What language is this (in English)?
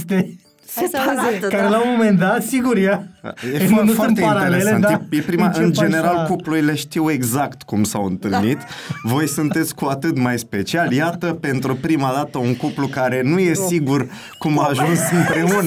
Romanian